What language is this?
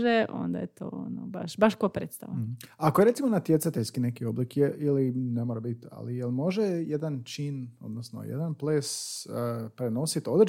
Croatian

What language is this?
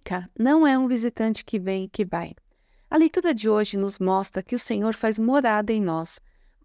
Portuguese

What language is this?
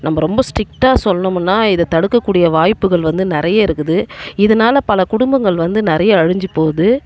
Tamil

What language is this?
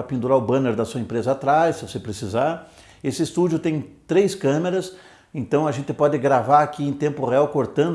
Portuguese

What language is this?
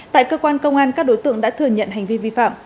Vietnamese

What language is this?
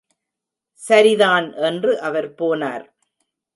Tamil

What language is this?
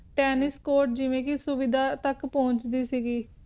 Punjabi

